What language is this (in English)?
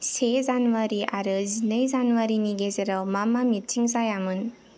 Bodo